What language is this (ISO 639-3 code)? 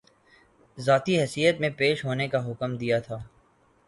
urd